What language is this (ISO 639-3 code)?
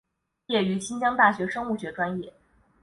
zho